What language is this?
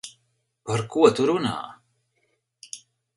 Latvian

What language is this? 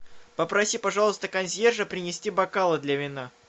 Russian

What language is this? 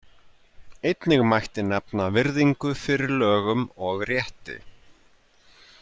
Icelandic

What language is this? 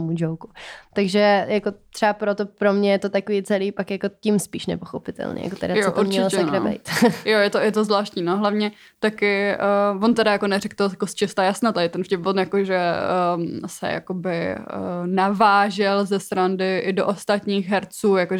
Czech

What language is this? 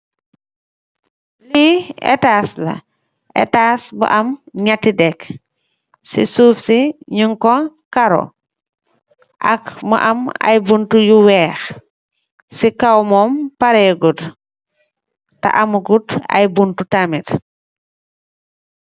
Wolof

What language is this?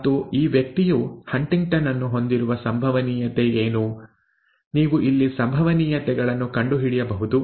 Kannada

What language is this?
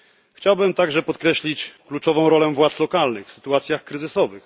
Polish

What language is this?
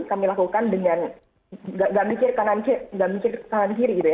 Indonesian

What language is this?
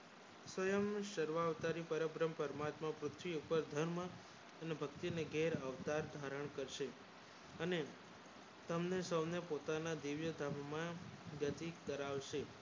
Gujarati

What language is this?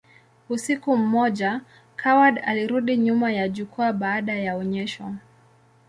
Swahili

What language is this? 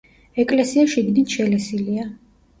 Georgian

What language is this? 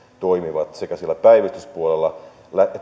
Finnish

